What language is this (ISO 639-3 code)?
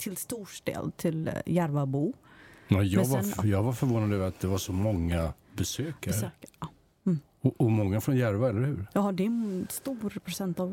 swe